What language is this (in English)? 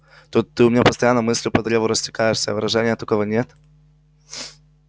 Russian